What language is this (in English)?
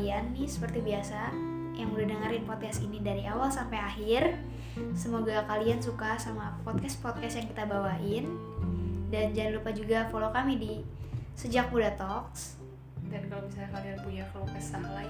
Indonesian